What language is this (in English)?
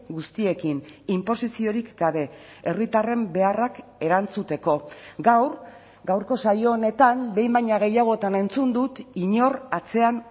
Basque